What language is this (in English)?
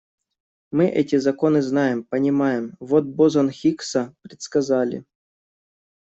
Russian